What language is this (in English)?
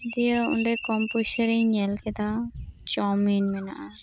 Santali